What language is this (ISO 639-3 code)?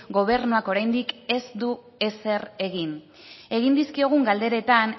eus